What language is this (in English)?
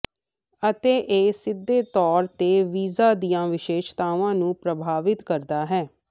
Punjabi